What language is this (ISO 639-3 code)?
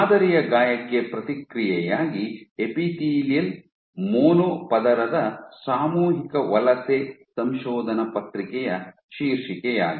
kan